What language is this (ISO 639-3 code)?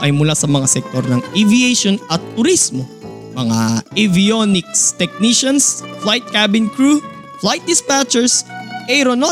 fil